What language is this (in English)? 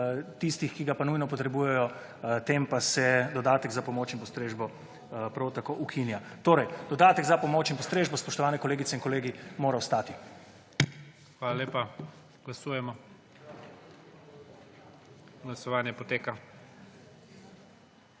Slovenian